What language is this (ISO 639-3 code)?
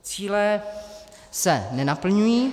ces